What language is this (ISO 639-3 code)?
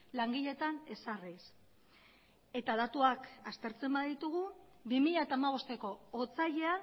eus